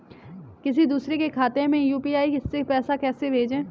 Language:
Hindi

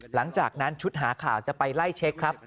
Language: Thai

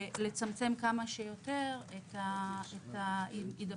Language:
Hebrew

